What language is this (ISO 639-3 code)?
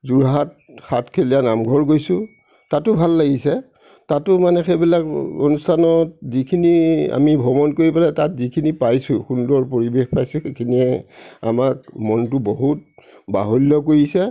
asm